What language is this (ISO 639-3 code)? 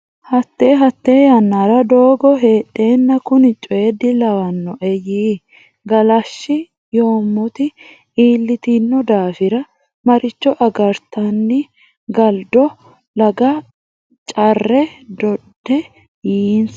sid